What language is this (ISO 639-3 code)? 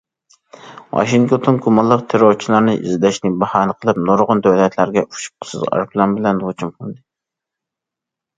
uig